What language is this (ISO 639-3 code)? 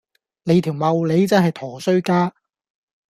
yue